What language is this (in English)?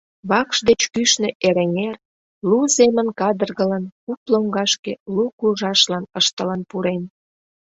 Mari